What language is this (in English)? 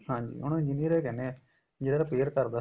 Punjabi